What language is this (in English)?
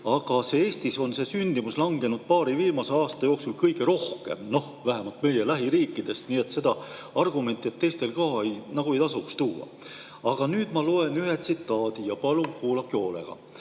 Estonian